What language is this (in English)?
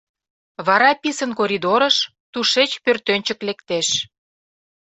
Mari